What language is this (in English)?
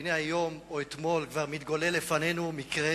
Hebrew